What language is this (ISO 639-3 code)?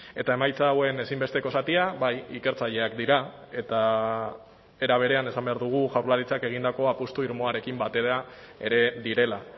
eus